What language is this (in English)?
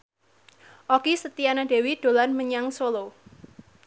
Javanese